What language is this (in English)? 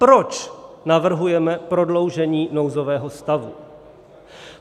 Czech